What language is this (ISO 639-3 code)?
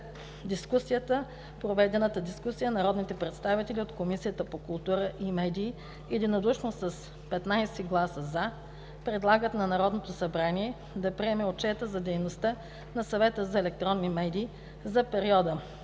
bul